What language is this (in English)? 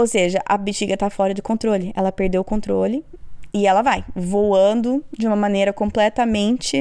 Portuguese